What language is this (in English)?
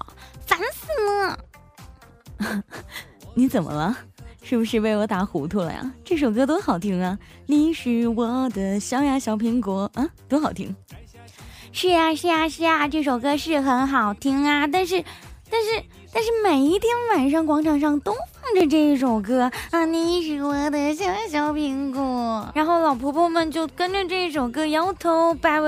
Chinese